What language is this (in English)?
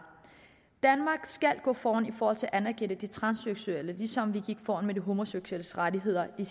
Danish